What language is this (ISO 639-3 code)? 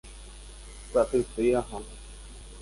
grn